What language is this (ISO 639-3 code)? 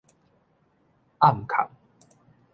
nan